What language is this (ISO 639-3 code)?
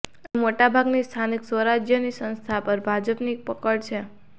guj